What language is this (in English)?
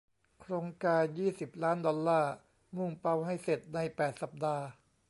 Thai